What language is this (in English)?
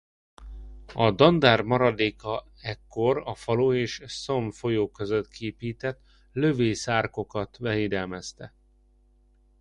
Hungarian